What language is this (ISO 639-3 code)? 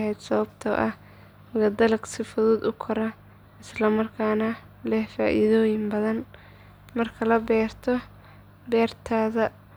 som